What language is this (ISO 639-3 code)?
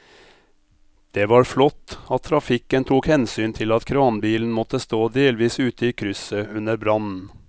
nor